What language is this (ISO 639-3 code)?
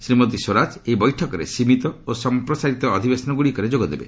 ori